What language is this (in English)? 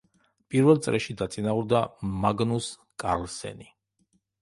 Georgian